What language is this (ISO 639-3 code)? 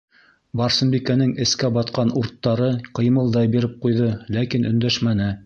bak